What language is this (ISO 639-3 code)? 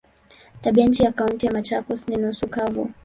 swa